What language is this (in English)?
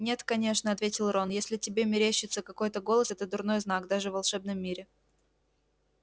Russian